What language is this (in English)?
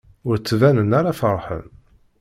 Kabyle